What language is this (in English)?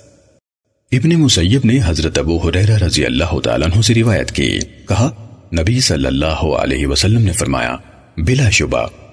Urdu